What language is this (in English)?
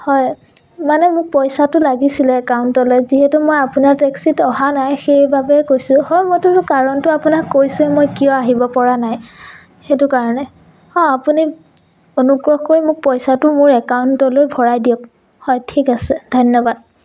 Assamese